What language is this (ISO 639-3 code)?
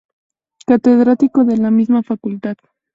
spa